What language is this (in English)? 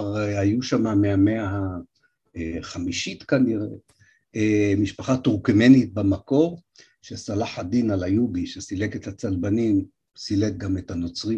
Hebrew